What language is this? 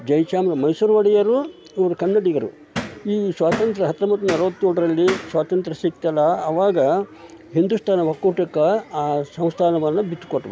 Kannada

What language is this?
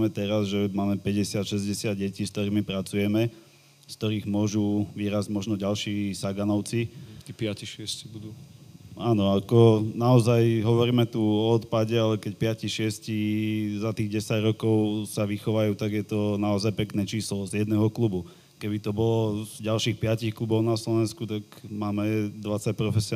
Slovak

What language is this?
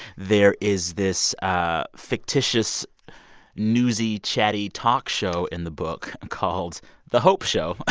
English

